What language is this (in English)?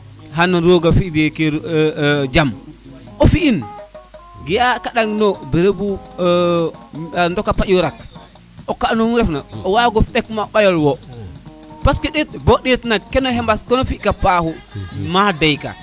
Serer